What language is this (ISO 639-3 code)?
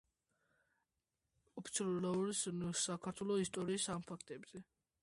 kat